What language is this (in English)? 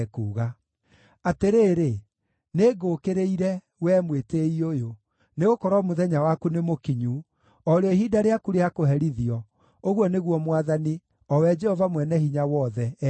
Kikuyu